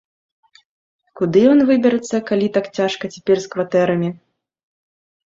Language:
Belarusian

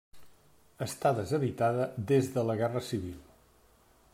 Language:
Catalan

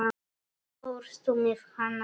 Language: Icelandic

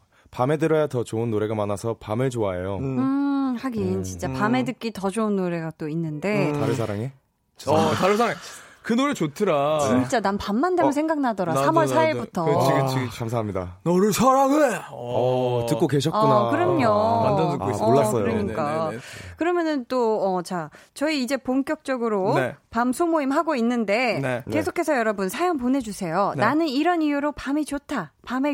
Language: Korean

